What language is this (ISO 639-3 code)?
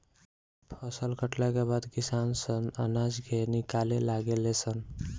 bho